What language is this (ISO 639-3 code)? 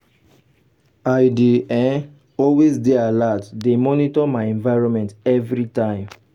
pcm